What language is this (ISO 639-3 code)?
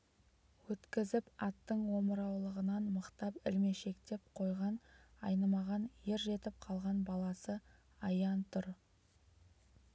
kaz